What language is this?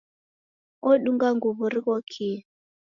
Taita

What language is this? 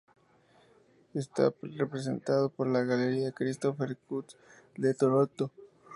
Spanish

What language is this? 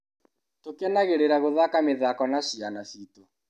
Kikuyu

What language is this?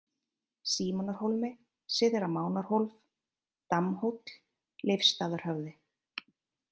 Icelandic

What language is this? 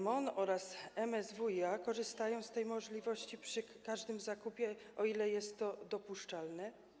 Polish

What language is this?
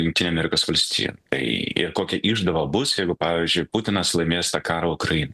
Lithuanian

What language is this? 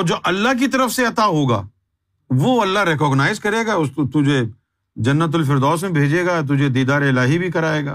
Urdu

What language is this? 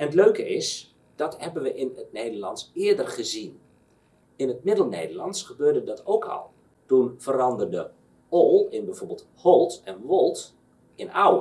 Dutch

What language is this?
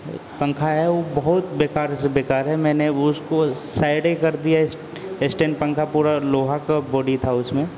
Hindi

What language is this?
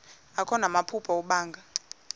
Xhosa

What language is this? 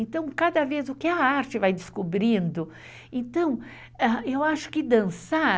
Portuguese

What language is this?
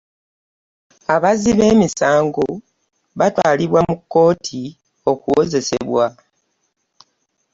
Ganda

